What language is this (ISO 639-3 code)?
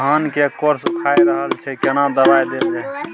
mai